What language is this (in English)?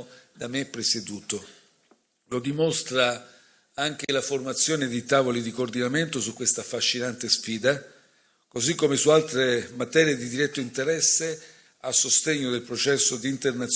Italian